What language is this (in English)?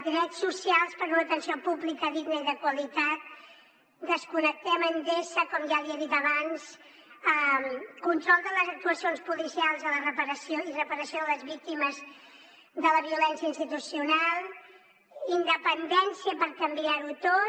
Catalan